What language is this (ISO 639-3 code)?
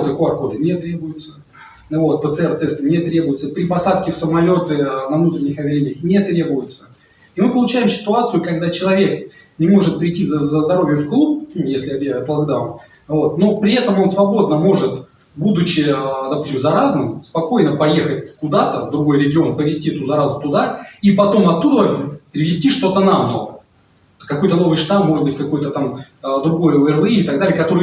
rus